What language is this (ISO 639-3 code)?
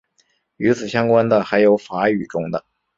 zho